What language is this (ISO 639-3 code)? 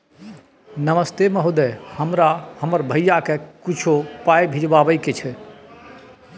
mai